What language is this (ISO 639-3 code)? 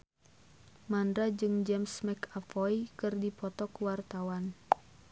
sun